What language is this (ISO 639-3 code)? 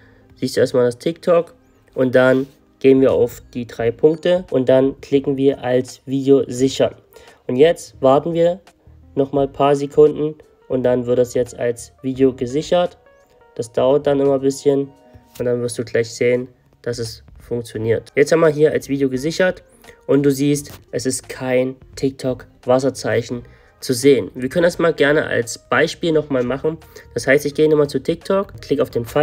deu